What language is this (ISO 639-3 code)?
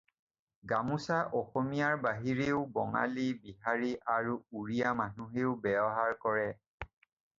asm